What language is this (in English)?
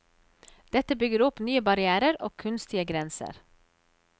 Norwegian